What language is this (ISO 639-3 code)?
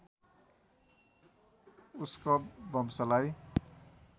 nep